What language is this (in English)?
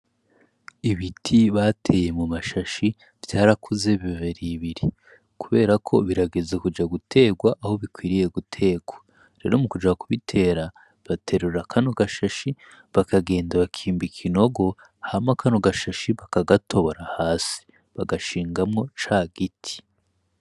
Rundi